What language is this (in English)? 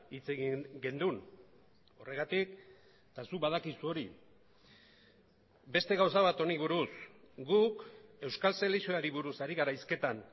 Basque